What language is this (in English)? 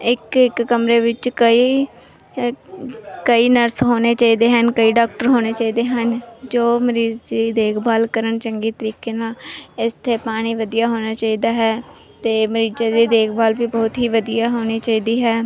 Punjabi